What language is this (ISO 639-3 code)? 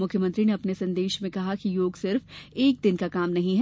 hin